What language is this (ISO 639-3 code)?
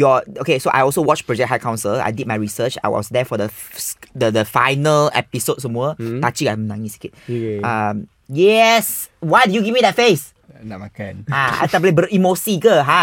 msa